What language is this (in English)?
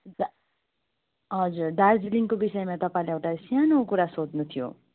Nepali